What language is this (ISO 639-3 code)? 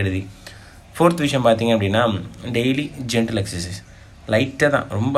tam